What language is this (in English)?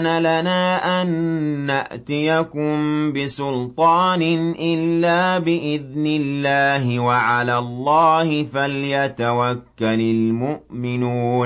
Arabic